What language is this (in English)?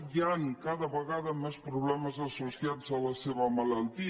Catalan